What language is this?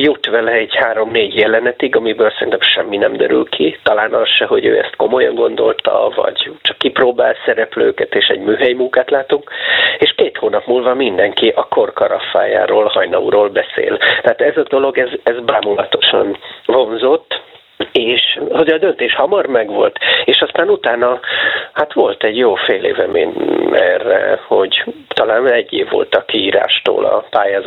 Hungarian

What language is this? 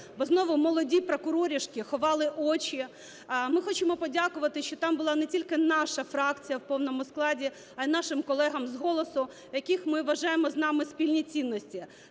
Ukrainian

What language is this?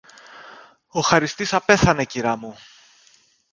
Greek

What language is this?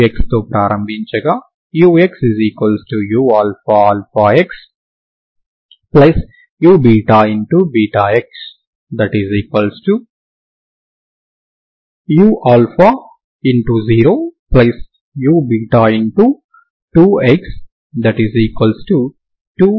Telugu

